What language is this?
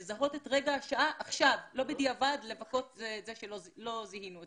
Hebrew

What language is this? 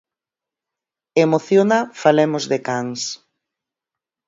Galician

